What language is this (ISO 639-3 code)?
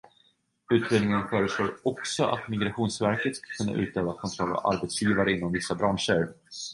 swe